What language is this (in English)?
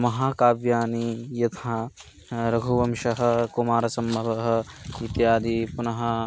Sanskrit